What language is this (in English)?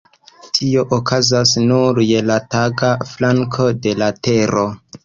Esperanto